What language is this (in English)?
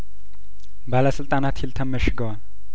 Amharic